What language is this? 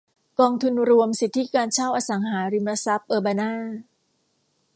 Thai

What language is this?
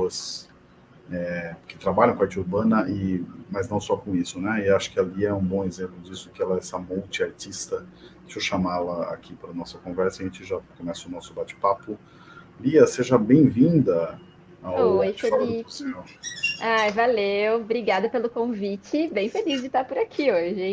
Portuguese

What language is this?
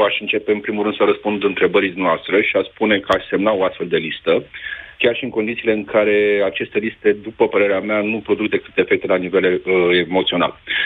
Romanian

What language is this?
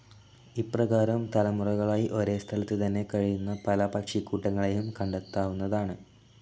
Malayalam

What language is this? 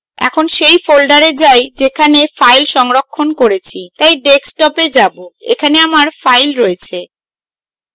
Bangla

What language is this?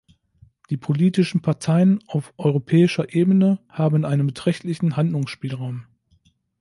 German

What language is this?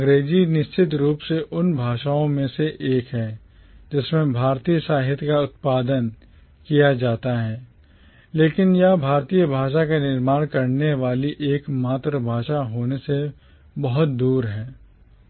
Hindi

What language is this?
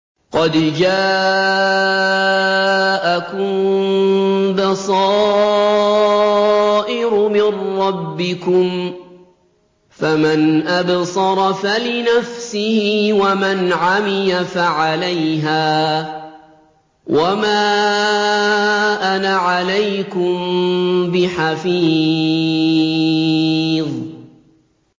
Arabic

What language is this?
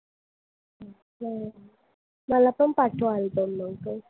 Marathi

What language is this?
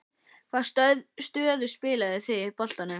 Icelandic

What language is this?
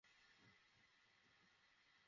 Bangla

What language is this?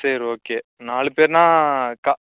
Tamil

